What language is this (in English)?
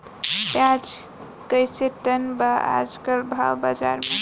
Bhojpuri